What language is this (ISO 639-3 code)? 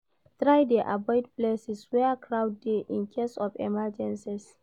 pcm